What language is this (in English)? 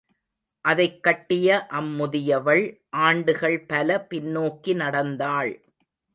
Tamil